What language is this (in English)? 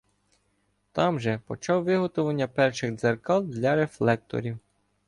Ukrainian